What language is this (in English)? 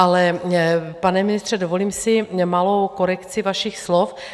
Czech